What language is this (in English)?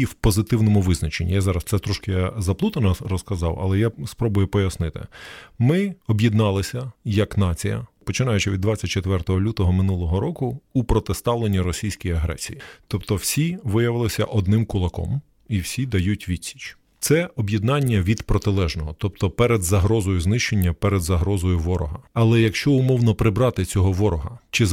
Ukrainian